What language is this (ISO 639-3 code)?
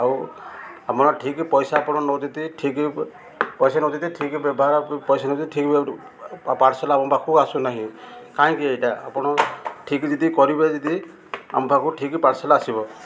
ori